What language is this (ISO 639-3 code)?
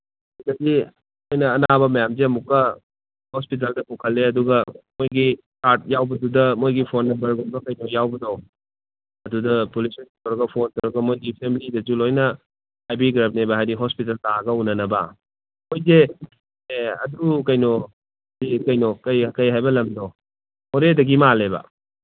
mni